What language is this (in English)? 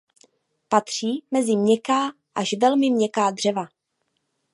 Czech